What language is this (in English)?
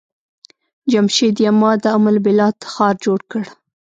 Pashto